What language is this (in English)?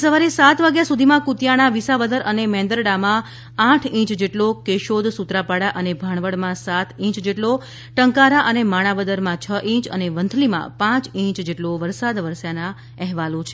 Gujarati